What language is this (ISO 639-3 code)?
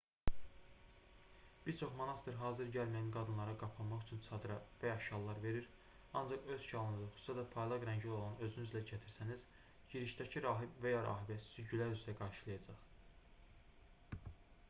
aze